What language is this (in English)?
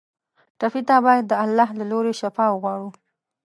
Pashto